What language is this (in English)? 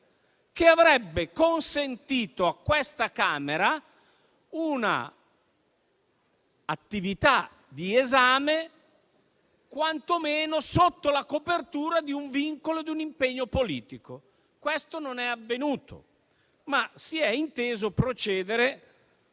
Italian